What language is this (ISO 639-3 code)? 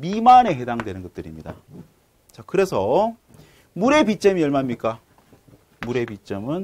kor